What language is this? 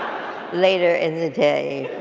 English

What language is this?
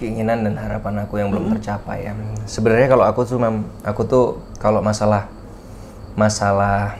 Indonesian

